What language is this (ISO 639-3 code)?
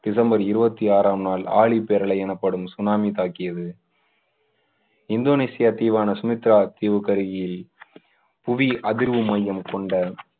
tam